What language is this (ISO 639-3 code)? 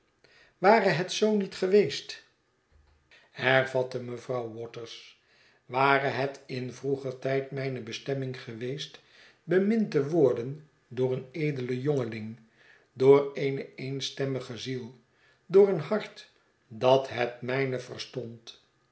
nld